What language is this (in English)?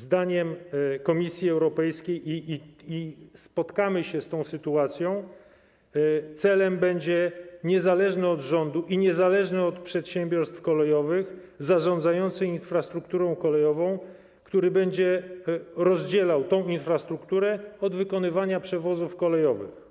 Polish